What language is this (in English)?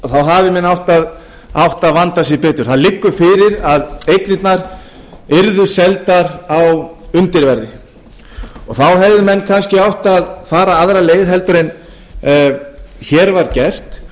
Icelandic